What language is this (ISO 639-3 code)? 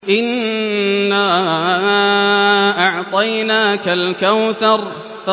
ara